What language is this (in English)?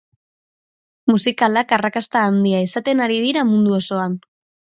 Basque